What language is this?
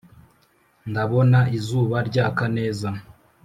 Kinyarwanda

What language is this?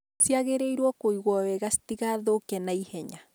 Kikuyu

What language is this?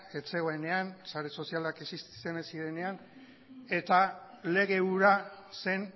Basque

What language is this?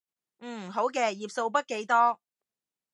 Cantonese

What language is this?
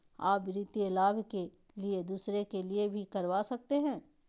Magahi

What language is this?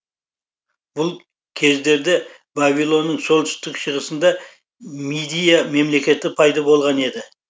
Kazakh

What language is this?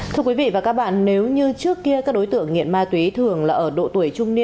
Vietnamese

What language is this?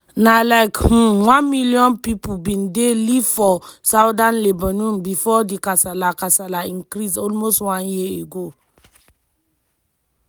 Nigerian Pidgin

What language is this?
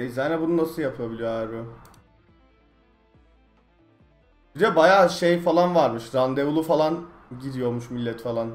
Turkish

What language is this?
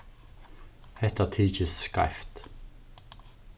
Faroese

